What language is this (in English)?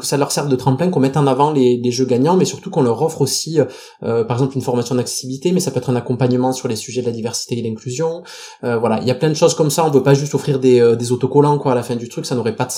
French